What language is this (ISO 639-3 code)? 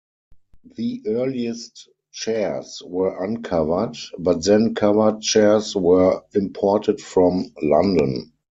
eng